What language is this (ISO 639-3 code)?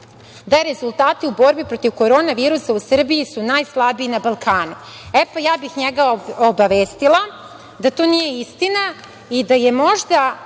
srp